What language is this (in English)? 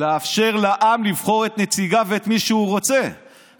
Hebrew